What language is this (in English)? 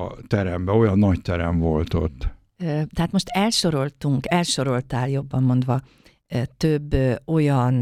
Hungarian